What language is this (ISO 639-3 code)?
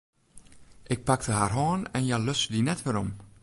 fry